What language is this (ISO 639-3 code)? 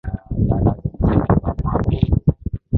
swa